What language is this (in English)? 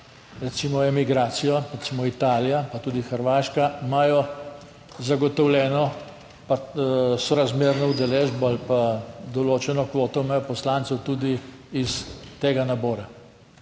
Slovenian